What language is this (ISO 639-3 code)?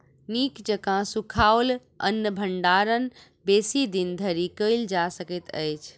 mai